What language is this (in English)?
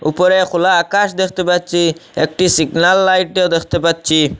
Bangla